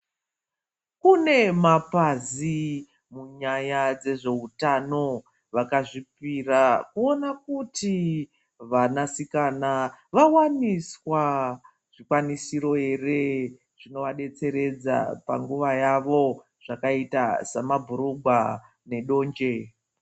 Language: Ndau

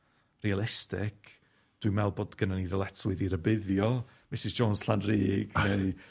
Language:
Welsh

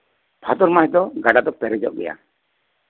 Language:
Santali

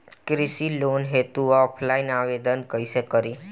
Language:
Bhojpuri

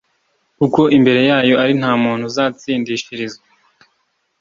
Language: Kinyarwanda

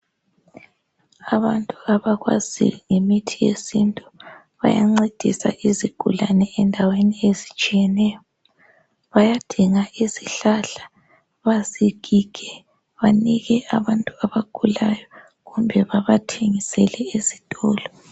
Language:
North Ndebele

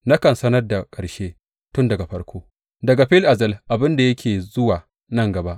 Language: Hausa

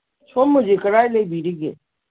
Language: Manipuri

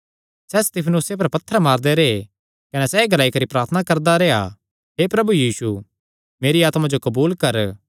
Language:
Kangri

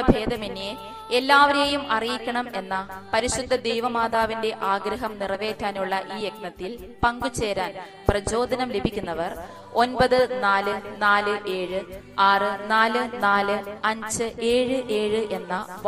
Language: Turkish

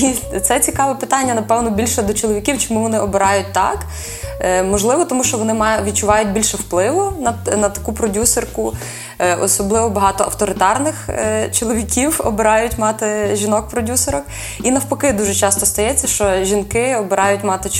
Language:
Ukrainian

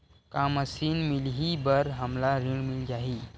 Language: Chhattisgarhi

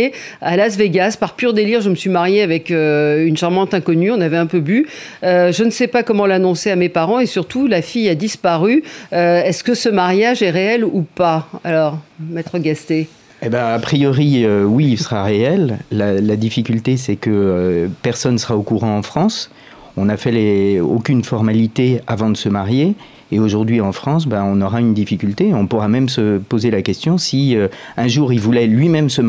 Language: French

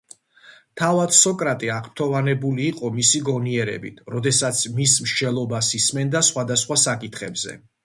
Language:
Georgian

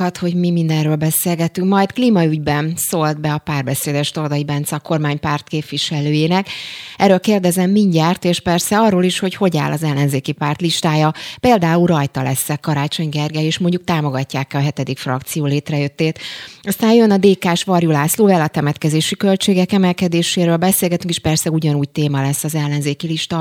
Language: Hungarian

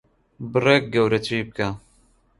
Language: Central Kurdish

